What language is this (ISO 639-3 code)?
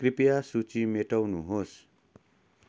nep